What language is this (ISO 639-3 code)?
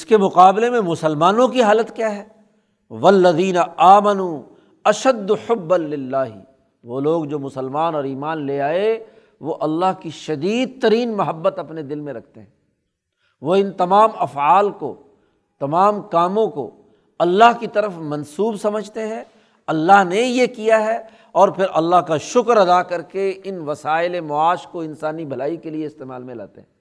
urd